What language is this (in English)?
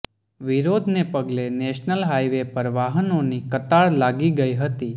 Gujarati